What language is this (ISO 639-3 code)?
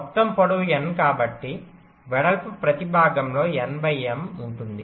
tel